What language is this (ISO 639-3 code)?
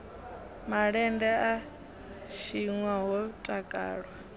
ven